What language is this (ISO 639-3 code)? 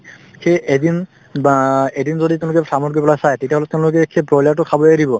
asm